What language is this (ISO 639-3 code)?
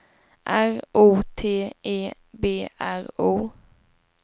swe